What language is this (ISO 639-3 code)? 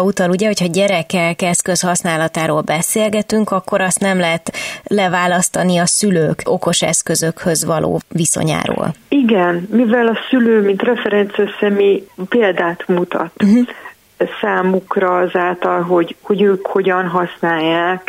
hun